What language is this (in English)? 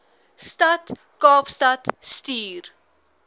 Afrikaans